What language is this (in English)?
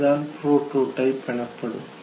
Tamil